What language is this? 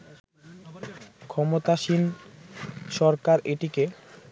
Bangla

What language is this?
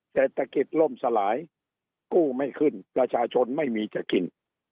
Thai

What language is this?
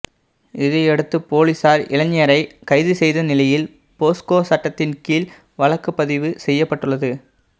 Tamil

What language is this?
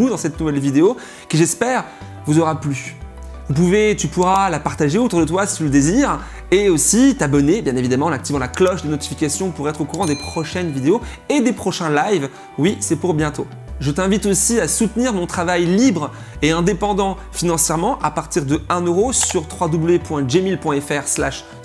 French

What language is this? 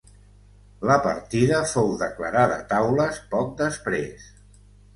Catalan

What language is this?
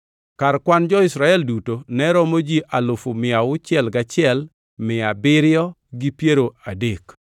Luo (Kenya and Tanzania)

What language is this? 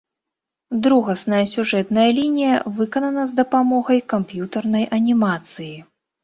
Belarusian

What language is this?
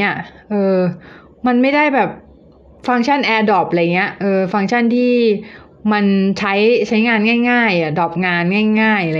Thai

